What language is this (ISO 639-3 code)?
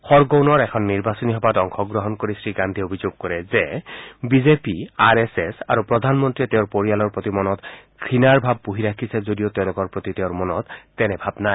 asm